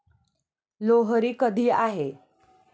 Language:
Marathi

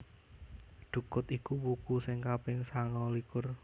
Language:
Javanese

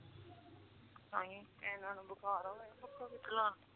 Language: Punjabi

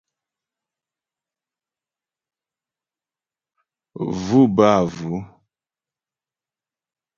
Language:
Ghomala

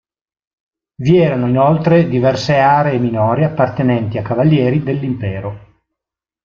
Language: Italian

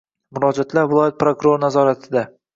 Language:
Uzbek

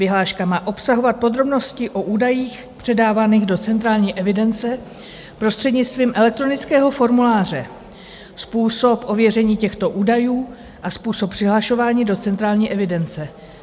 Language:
Czech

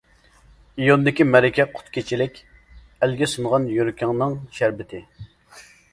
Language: Uyghur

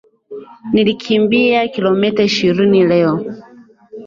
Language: Swahili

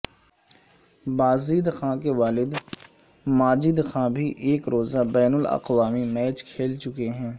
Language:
Urdu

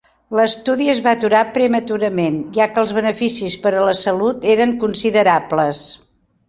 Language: Catalan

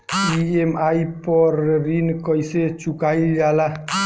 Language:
Bhojpuri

